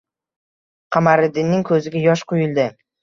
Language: Uzbek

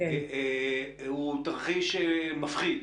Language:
Hebrew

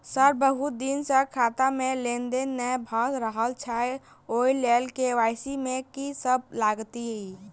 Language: Maithili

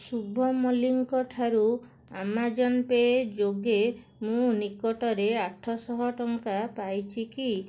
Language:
Odia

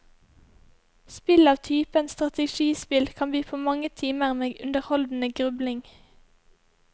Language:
Norwegian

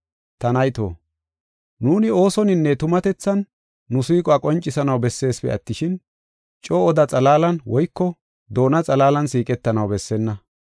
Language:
Gofa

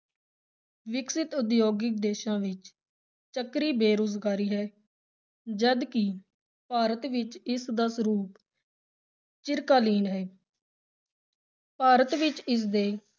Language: Punjabi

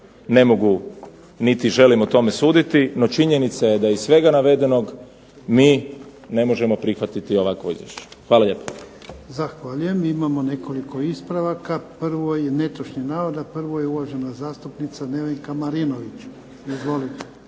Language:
Croatian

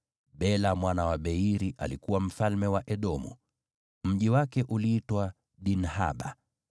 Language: Swahili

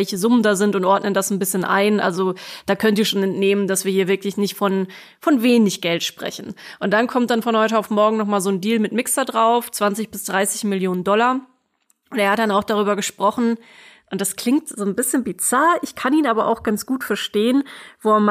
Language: German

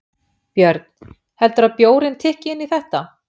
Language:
Icelandic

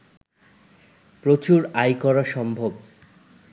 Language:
Bangla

